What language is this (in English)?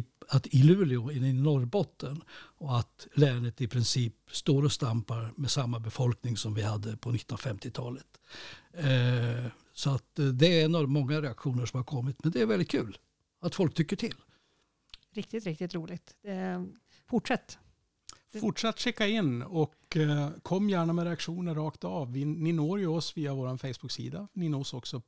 Swedish